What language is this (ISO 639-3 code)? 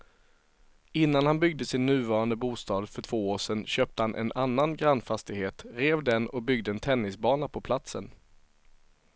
swe